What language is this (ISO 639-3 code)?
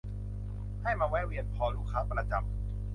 tha